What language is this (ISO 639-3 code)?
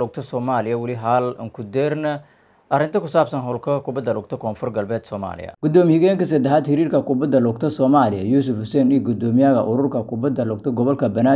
ara